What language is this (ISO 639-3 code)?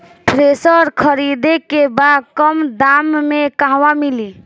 bho